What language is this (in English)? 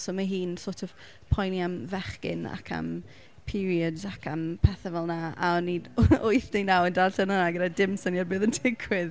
Welsh